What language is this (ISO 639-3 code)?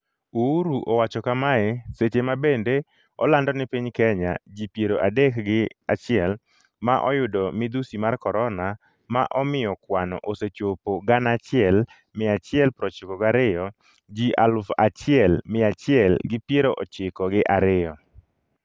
luo